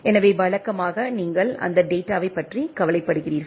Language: Tamil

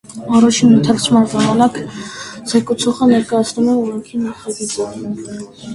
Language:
Armenian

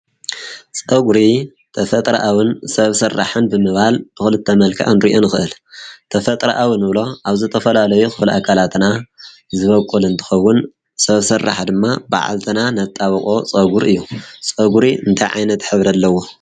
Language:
Tigrinya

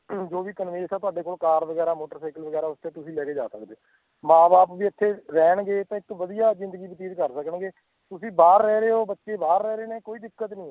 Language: Punjabi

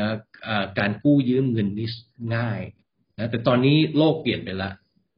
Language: Thai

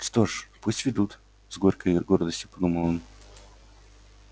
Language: Russian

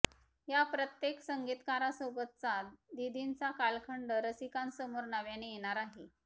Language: Marathi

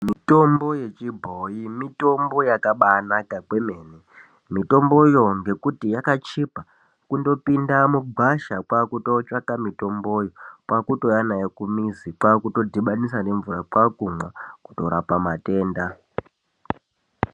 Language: Ndau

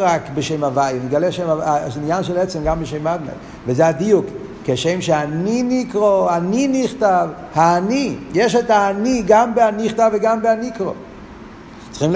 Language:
Hebrew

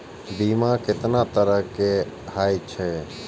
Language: Maithili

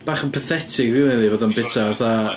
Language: Welsh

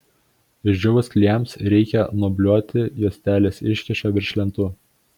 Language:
Lithuanian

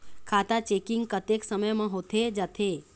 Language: Chhattisgarhi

